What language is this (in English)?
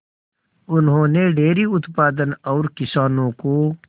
Hindi